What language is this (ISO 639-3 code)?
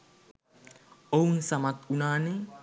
sin